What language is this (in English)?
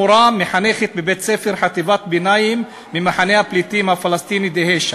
Hebrew